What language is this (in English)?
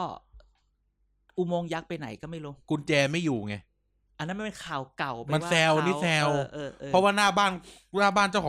Thai